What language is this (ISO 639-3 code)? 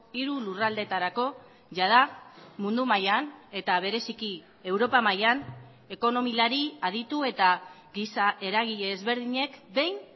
eus